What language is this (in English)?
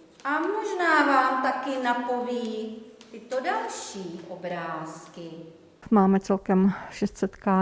Czech